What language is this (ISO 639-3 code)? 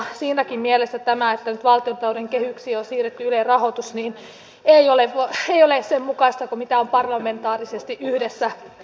fin